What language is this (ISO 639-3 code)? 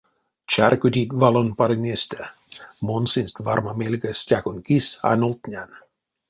myv